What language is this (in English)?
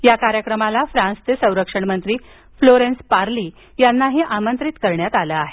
Marathi